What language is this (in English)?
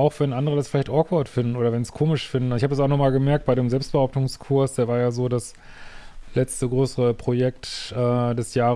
German